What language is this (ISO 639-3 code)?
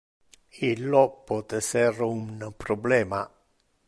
ina